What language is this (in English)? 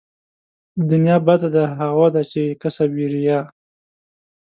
Pashto